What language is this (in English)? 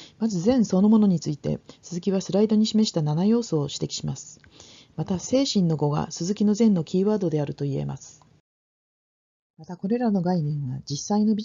Japanese